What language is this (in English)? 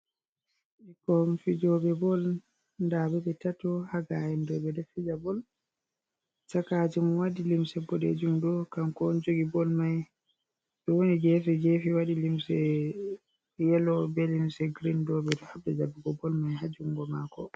Fula